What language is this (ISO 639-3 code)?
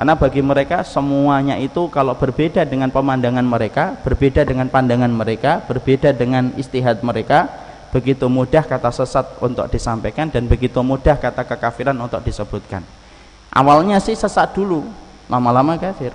ind